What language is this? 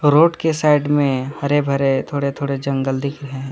Hindi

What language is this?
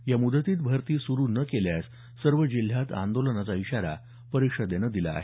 Marathi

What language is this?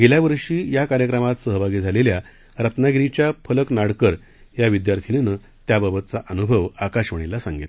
Marathi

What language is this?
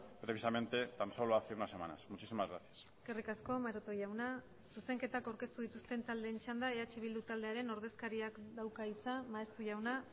Basque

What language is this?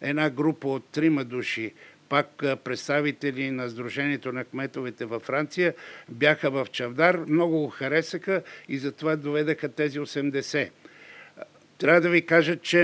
Bulgarian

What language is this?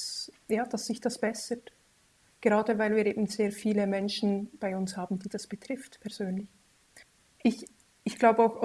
German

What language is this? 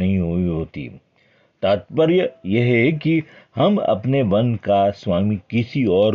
Hindi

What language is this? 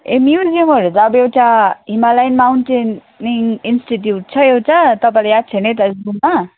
Nepali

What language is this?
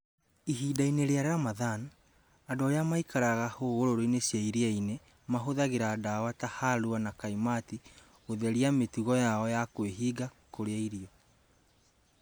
Kikuyu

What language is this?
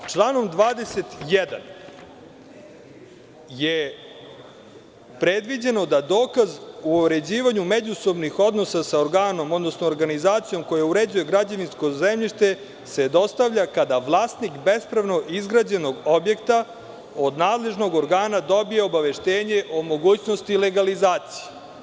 Serbian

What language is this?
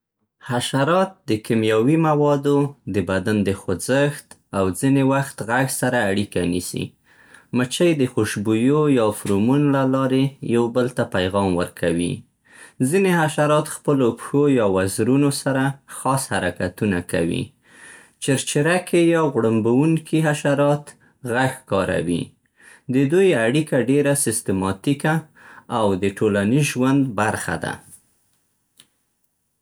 Central Pashto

